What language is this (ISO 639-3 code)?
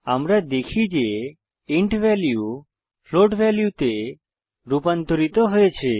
ben